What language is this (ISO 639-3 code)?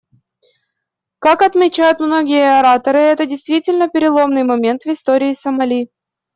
rus